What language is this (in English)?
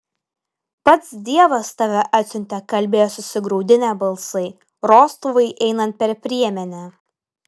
Lithuanian